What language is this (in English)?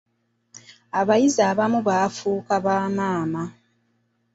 Ganda